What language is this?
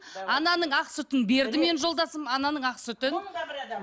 Kazakh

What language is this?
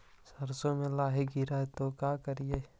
Magahi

